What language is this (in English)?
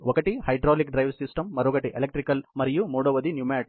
Telugu